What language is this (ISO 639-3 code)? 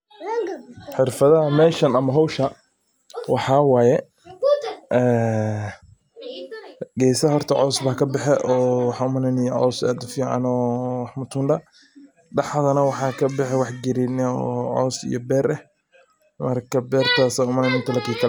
som